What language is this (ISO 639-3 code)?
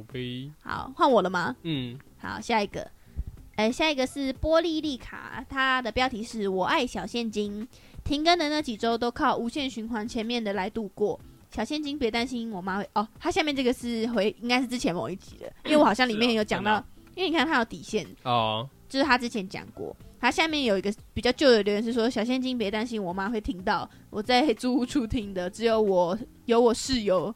zho